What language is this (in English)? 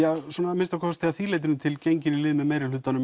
Icelandic